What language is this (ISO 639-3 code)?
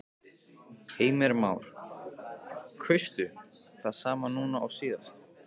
isl